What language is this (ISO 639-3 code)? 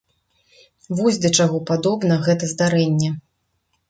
bel